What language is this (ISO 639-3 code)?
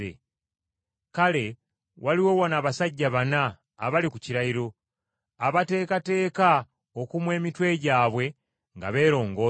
lug